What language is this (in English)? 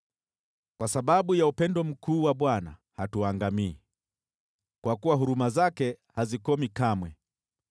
Swahili